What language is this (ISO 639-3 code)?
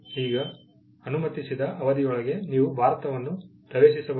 kan